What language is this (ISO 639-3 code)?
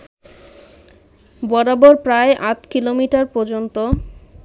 ben